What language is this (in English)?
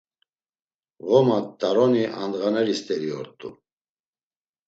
Laz